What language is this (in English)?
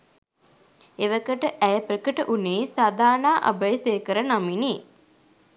Sinhala